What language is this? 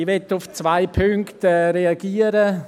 Swiss German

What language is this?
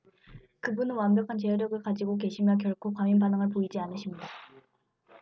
Korean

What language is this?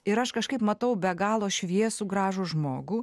Lithuanian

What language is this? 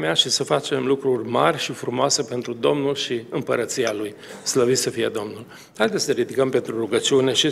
Romanian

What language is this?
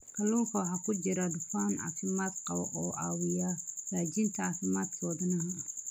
Somali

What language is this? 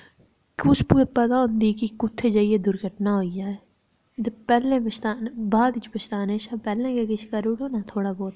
Dogri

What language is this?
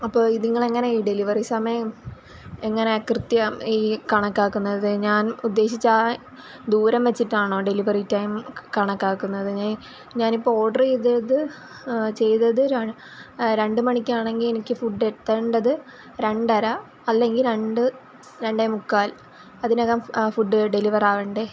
Malayalam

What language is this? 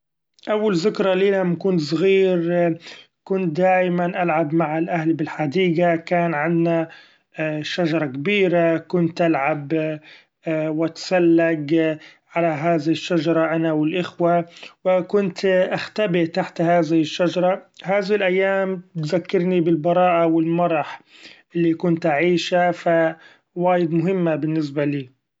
Gulf Arabic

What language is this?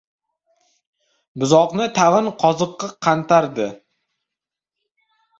Uzbek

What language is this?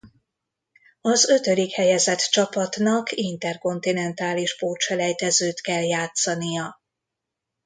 Hungarian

